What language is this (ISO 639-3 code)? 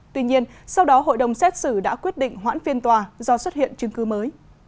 vie